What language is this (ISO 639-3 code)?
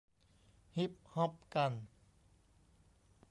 tha